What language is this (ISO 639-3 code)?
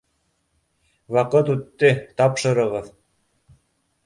bak